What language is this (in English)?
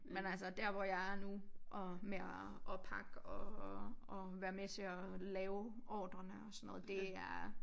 Danish